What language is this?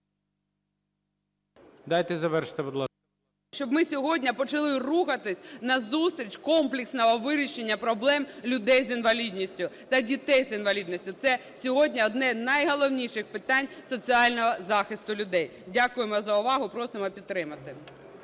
Ukrainian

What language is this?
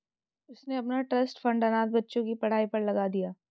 Hindi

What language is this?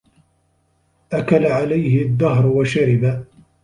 Arabic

